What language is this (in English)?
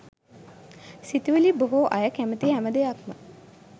Sinhala